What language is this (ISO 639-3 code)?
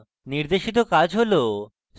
ben